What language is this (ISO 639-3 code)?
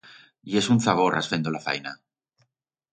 arg